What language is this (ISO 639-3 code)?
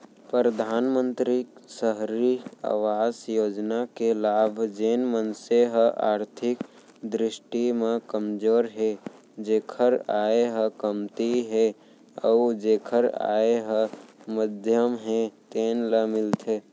hne